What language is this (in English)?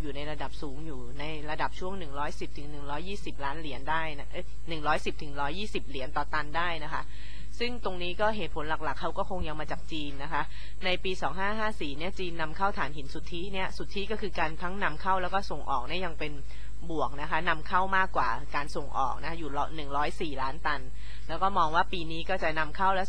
Thai